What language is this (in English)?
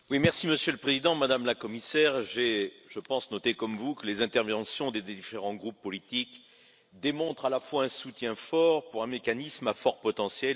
French